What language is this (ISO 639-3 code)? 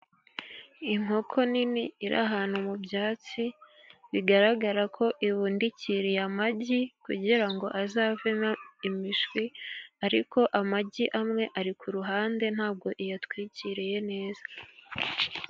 kin